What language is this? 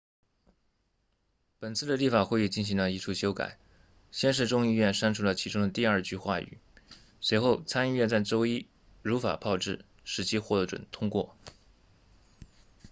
Chinese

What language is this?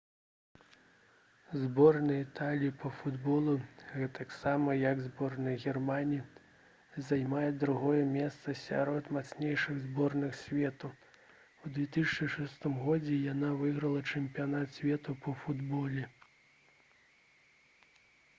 Belarusian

